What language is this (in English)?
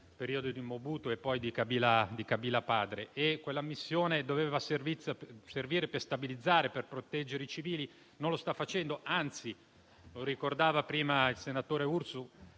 Italian